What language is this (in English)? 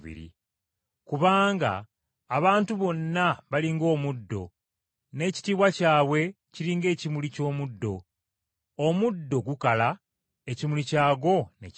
Ganda